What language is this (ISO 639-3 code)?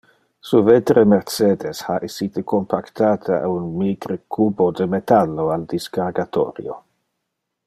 ina